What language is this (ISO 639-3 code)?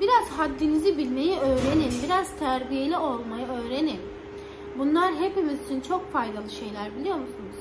tur